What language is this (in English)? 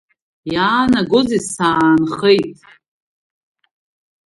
Abkhazian